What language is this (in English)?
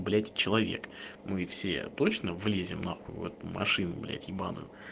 Russian